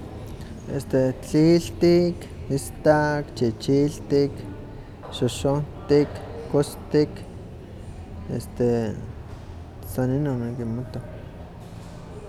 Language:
Huaxcaleca Nahuatl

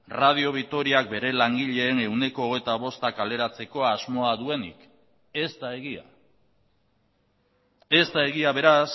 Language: Basque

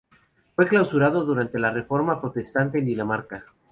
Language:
Spanish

